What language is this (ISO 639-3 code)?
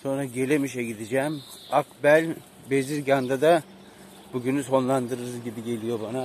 tur